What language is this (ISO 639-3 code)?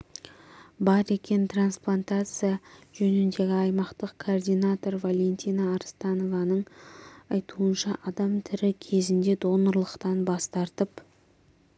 kaz